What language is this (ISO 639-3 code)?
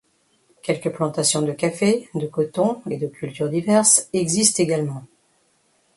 fra